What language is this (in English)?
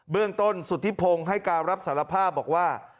Thai